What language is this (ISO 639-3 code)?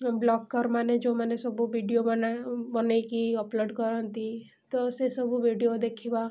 ori